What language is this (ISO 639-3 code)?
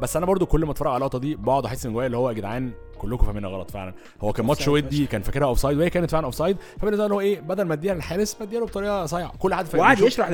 ara